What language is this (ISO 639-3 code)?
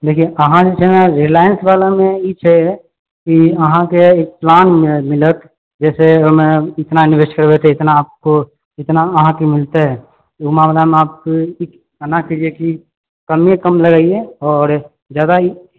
mai